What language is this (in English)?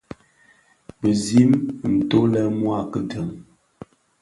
Bafia